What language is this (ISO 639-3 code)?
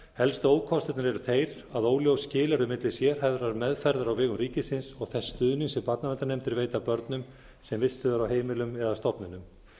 isl